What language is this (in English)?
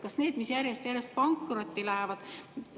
Estonian